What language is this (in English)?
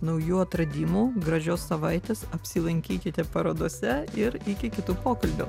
Lithuanian